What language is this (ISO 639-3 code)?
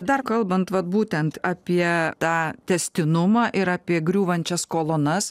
lit